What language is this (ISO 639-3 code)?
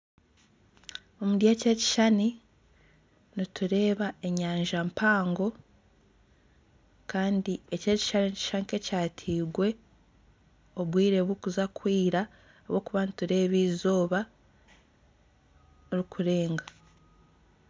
nyn